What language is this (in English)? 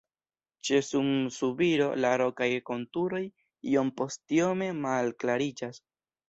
Esperanto